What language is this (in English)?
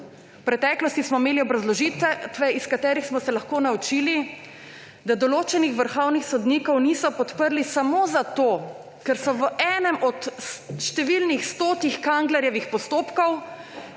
Slovenian